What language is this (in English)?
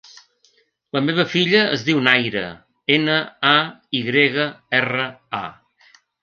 Catalan